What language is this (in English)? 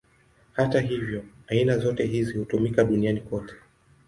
Swahili